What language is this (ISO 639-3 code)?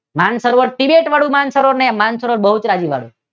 guj